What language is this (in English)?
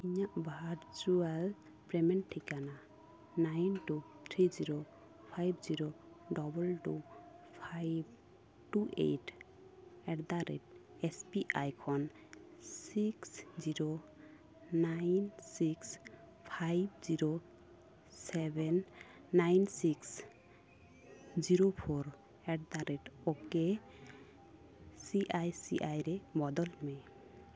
Santali